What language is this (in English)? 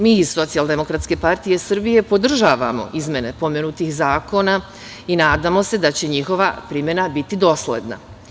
Serbian